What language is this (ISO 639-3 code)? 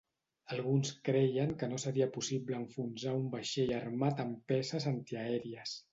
cat